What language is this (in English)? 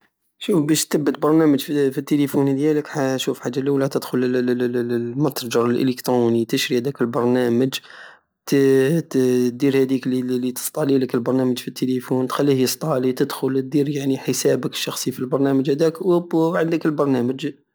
Algerian Saharan Arabic